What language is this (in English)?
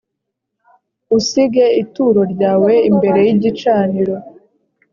Kinyarwanda